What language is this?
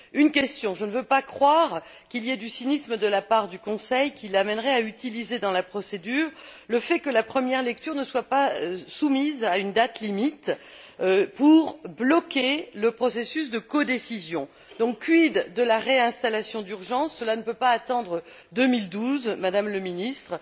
French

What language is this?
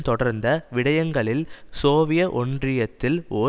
Tamil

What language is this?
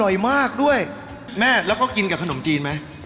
Thai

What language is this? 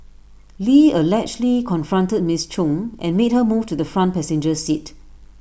English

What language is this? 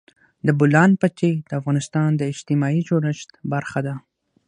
Pashto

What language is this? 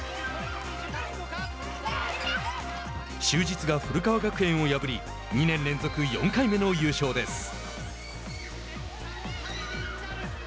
Japanese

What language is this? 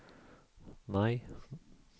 Swedish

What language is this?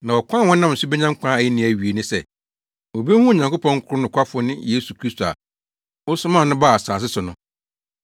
Akan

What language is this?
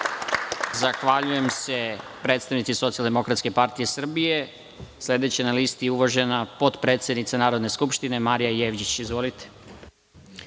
Serbian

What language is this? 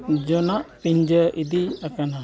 Santali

